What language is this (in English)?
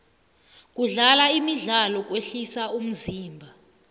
South Ndebele